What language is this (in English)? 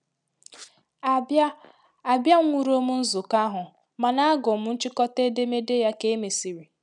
Igbo